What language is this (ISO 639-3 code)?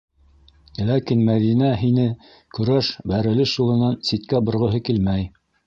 bak